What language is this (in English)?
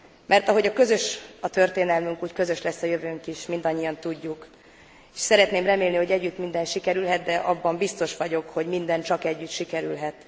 Hungarian